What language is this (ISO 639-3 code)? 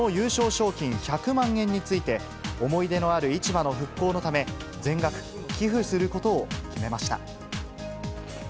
jpn